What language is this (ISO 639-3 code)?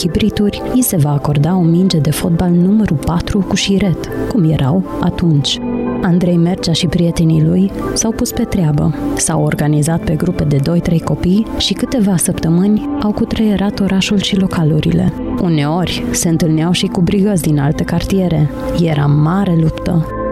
ron